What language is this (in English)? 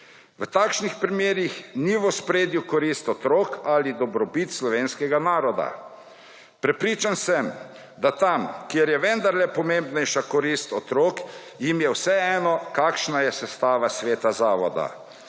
Slovenian